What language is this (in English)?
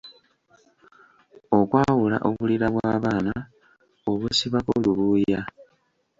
Ganda